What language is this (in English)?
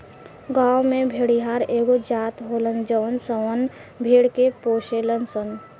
Bhojpuri